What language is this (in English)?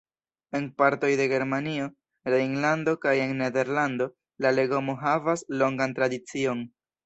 Esperanto